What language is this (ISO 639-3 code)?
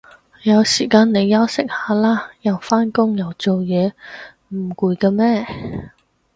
yue